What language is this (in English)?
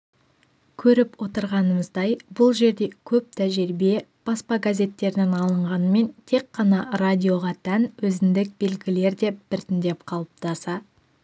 Kazakh